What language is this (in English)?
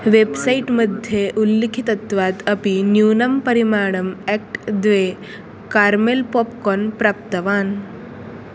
Sanskrit